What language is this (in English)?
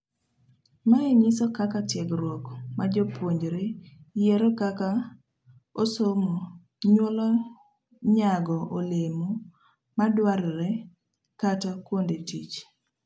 Luo (Kenya and Tanzania)